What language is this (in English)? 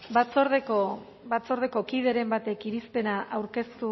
Basque